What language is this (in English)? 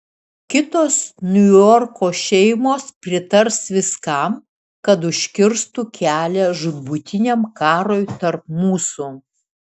Lithuanian